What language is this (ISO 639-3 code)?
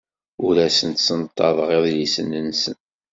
kab